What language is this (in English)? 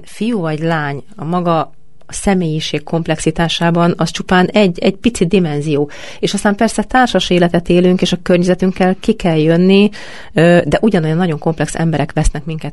Hungarian